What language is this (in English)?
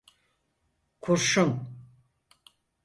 Turkish